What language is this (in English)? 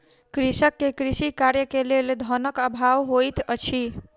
Maithili